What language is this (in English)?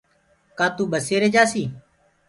Gurgula